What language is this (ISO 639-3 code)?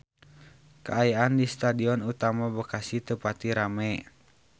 sun